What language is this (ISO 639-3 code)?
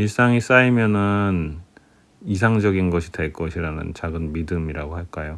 kor